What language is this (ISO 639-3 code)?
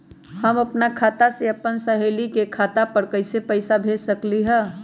mag